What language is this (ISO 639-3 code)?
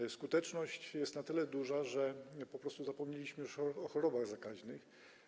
pol